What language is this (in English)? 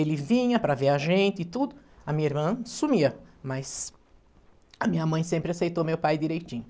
Portuguese